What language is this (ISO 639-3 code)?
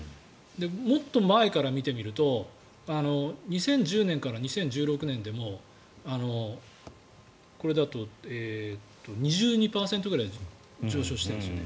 jpn